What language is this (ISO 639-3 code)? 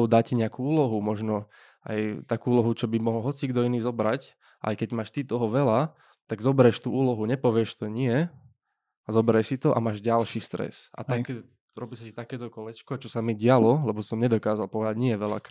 slk